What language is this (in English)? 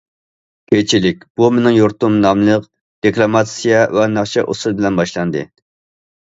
Uyghur